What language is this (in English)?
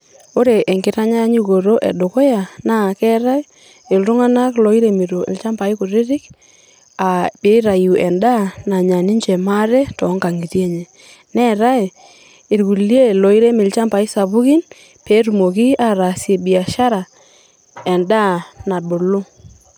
Masai